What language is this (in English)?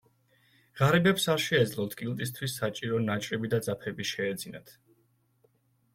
Georgian